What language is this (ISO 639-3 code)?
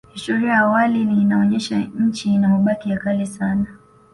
swa